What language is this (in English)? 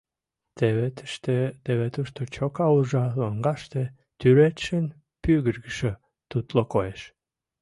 Mari